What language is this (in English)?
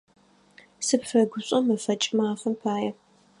Adyghe